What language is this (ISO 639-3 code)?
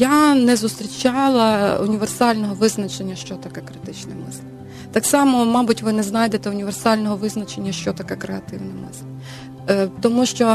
ukr